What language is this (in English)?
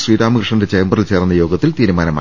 Malayalam